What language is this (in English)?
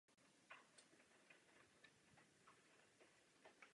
Czech